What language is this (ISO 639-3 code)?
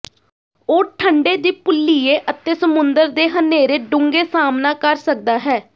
pan